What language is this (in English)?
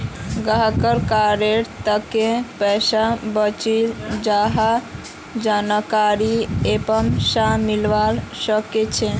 Magahi